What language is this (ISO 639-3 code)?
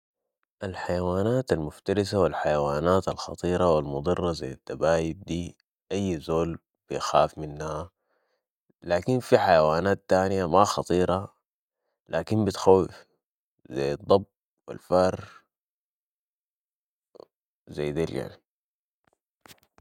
apd